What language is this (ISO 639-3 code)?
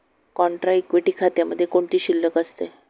mar